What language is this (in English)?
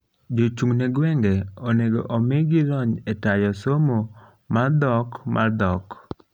Luo (Kenya and Tanzania)